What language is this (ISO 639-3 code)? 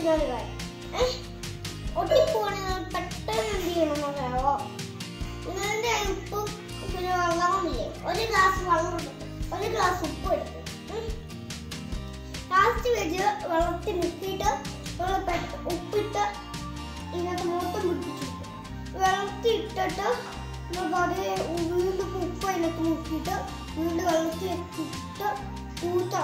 mal